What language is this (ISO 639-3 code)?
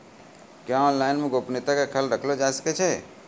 mai